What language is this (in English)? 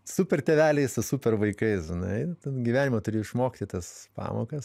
Lithuanian